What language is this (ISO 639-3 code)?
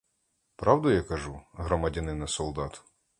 ukr